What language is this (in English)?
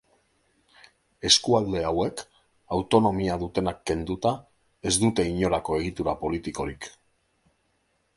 Basque